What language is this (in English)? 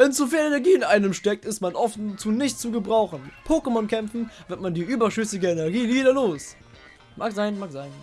German